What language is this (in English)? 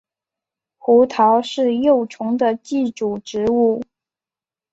Chinese